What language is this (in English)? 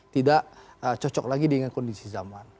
Indonesian